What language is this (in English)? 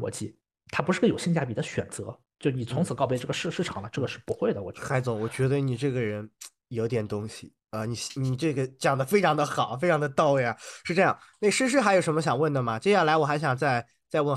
Chinese